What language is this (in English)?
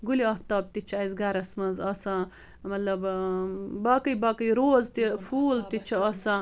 Kashmiri